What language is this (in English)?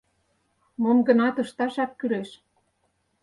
Mari